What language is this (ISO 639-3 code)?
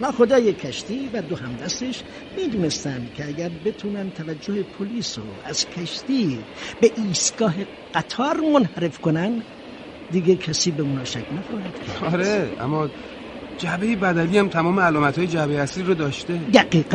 fas